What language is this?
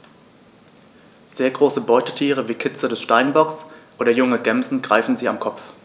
German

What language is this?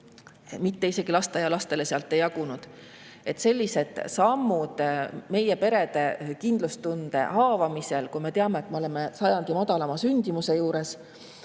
Estonian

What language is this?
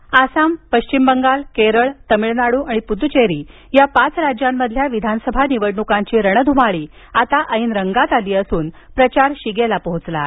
Marathi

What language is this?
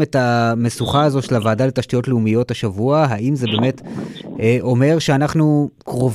Hebrew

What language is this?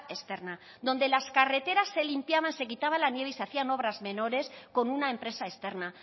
Spanish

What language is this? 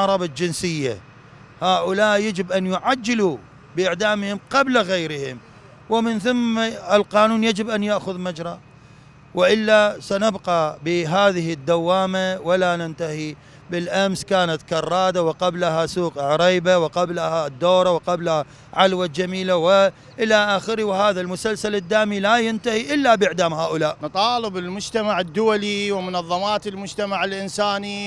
Arabic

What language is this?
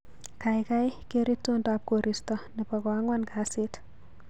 Kalenjin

